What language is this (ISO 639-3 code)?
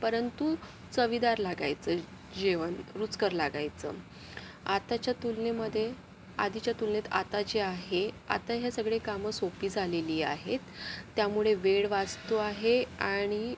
mar